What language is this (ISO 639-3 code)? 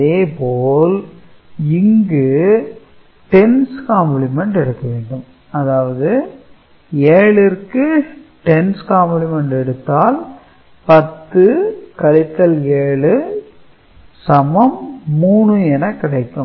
tam